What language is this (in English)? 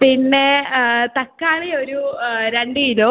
Malayalam